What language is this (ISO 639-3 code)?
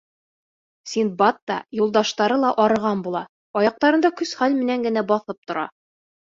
bak